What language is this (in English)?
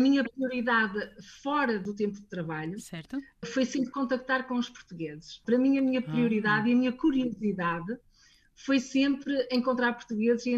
Portuguese